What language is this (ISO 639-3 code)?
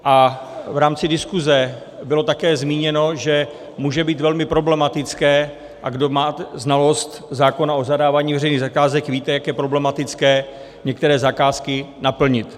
ces